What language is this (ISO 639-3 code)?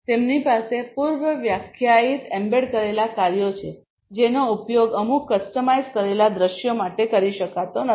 guj